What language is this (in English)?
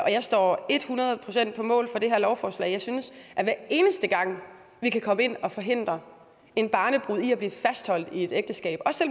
Danish